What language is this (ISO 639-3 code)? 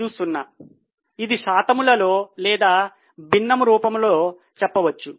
tel